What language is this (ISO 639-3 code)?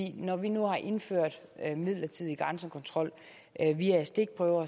dan